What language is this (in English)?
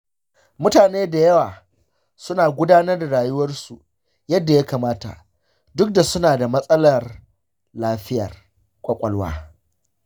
Hausa